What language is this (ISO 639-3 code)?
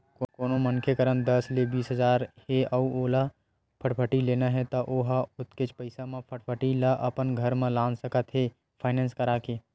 hne